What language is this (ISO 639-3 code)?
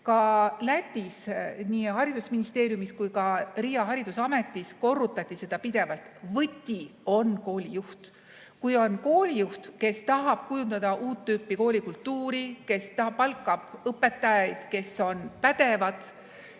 est